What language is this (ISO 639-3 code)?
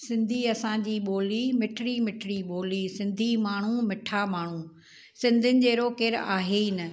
snd